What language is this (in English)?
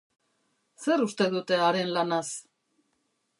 Basque